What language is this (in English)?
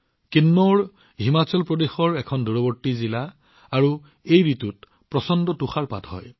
Assamese